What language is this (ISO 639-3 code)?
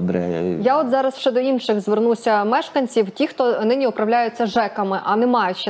ukr